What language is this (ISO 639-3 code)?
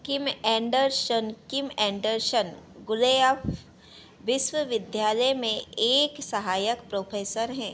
hin